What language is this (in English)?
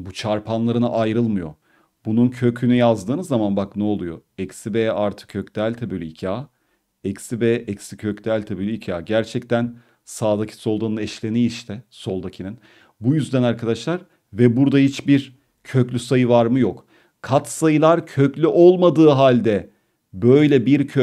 Turkish